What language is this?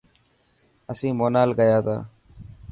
Dhatki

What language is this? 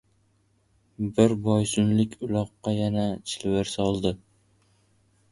Uzbek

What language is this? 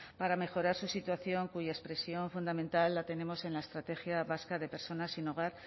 Spanish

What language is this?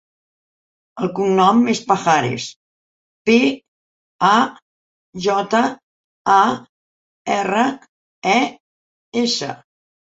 Catalan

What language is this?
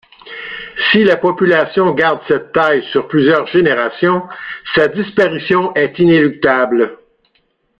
French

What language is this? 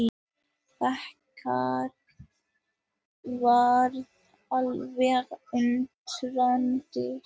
Icelandic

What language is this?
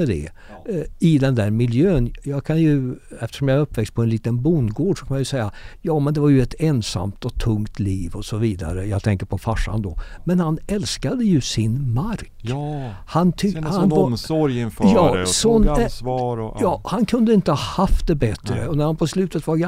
Swedish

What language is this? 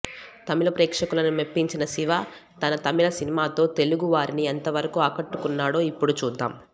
Telugu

